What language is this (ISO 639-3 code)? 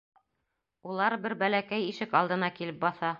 bak